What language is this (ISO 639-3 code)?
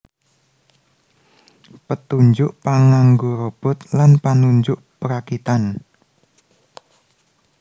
jav